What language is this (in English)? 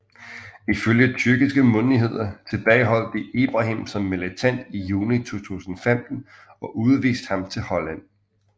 Danish